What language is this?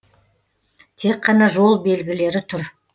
Kazakh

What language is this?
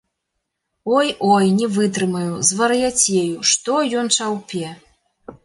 Belarusian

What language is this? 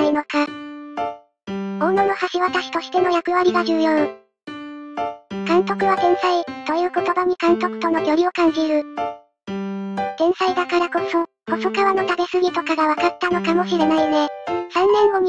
Japanese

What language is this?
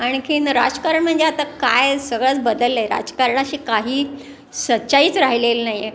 Marathi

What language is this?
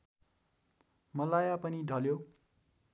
Nepali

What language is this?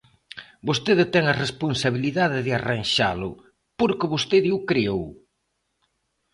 Galician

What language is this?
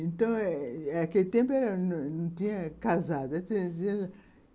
Portuguese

